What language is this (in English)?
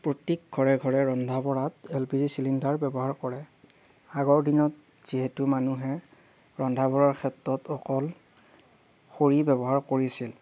Assamese